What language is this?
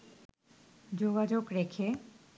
Bangla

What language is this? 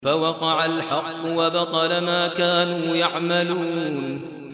Arabic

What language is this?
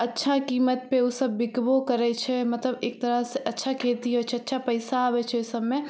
Maithili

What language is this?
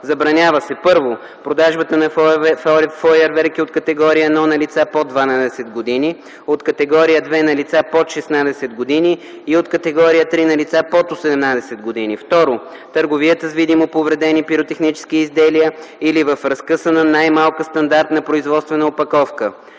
Bulgarian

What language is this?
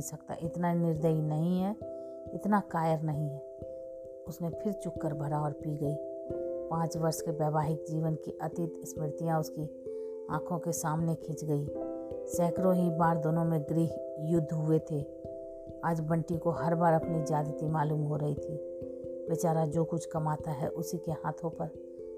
Hindi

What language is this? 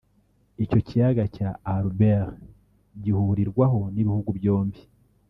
Kinyarwanda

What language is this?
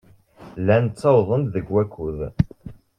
Kabyle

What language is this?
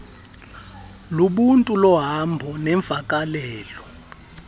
Xhosa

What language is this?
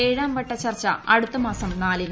Malayalam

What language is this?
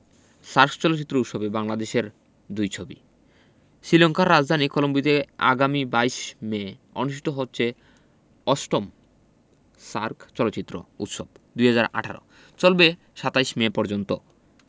Bangla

